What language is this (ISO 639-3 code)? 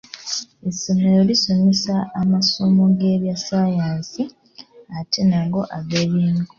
lug